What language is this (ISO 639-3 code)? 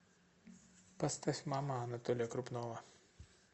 rus